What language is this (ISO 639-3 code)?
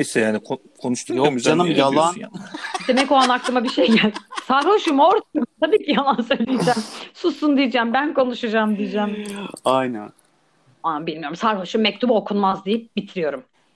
tur